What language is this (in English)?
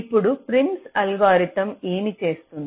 Telugu